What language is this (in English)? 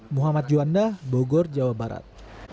Indonesian